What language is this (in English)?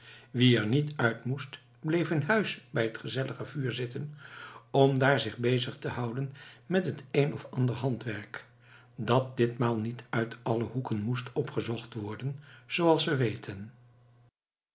Dutch